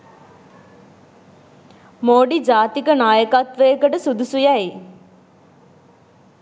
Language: Sinhala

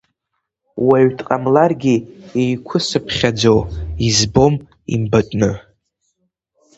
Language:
Abkhazian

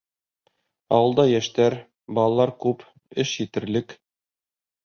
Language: Bashkir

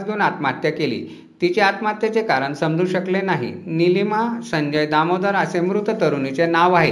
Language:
Marathi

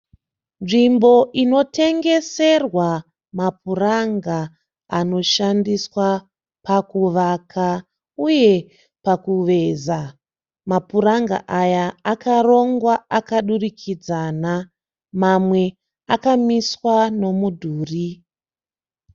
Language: Shona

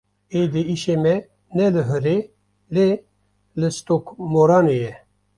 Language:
Kurdish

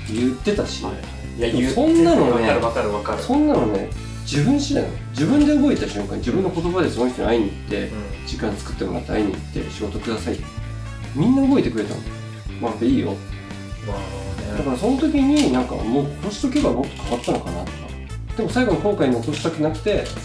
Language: Japanese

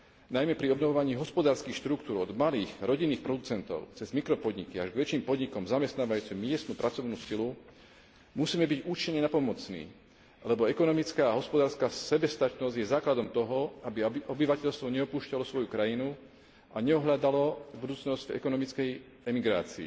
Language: Slovak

